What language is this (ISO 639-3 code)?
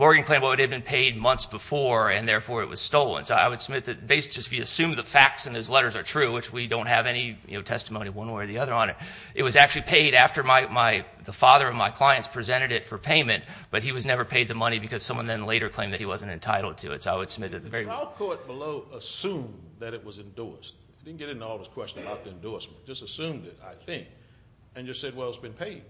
eng